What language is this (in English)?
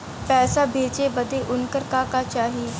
Bhojpuri